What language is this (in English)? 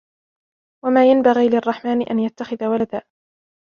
Arabic